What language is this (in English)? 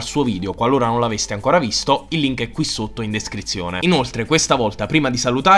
Italian